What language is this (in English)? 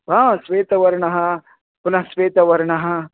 Sanskrit